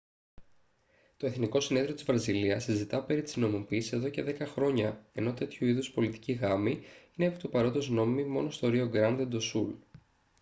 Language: Greek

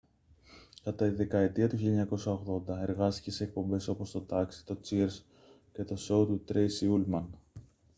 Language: Greek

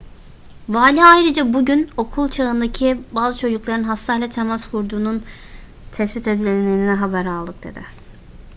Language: Turkish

